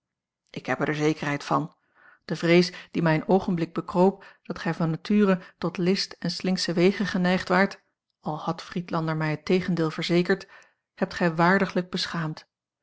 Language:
Dutch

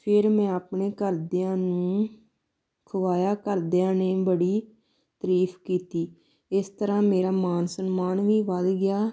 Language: Punjabi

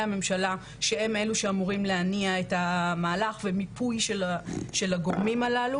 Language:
Hebrew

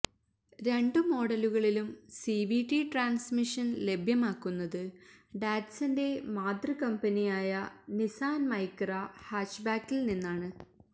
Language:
Malayalam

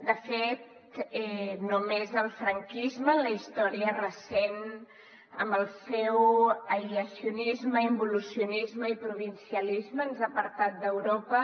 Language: Catalan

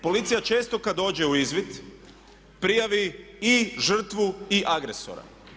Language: Croatian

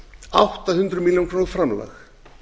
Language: Icelandic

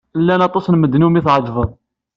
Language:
Kabyle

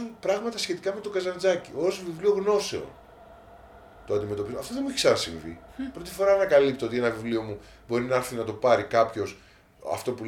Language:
Greek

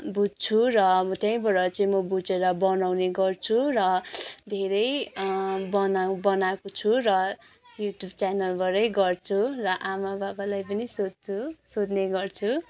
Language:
Nepali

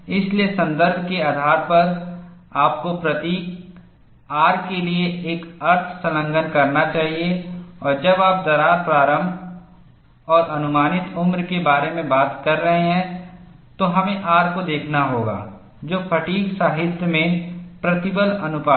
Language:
Hindi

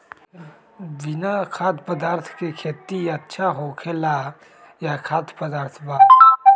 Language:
Magahi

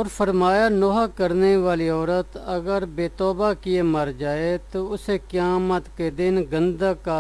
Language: Urdu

